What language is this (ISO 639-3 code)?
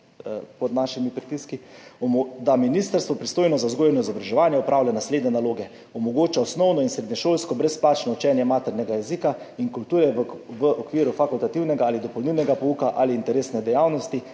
slv